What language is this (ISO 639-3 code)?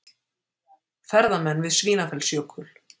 isl